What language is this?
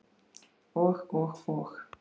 Icelandic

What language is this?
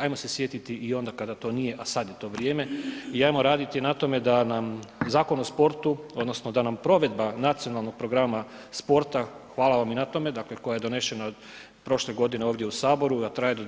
Croatian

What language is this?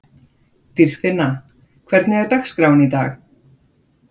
Icelandic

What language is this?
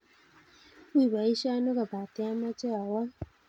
Kalenjin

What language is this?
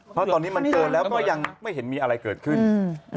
Thai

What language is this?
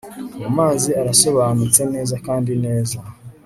Kinyarwanda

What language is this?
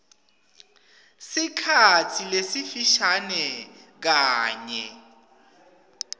Swati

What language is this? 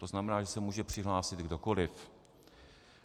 Czech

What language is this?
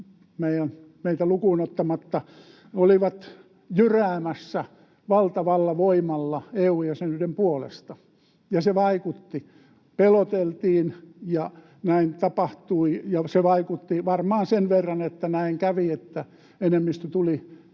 Finnish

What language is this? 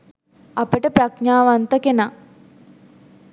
Sinhala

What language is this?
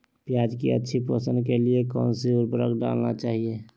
Magahi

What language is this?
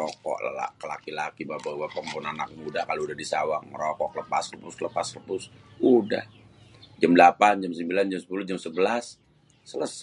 Betawi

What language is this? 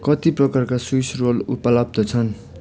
Nepali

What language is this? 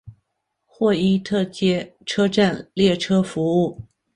Chinese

